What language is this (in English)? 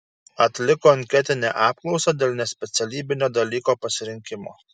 Lithuanian